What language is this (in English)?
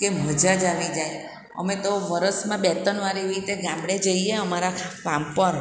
Gujarati